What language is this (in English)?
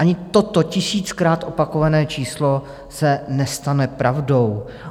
Czech